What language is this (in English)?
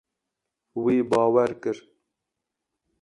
Kurdish